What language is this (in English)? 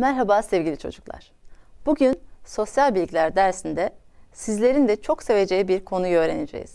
Turkish